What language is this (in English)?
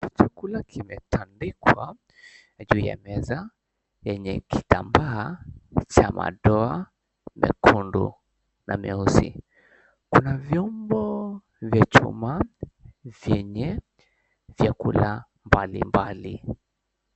Swahili